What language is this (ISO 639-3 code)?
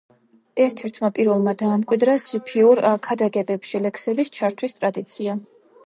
kat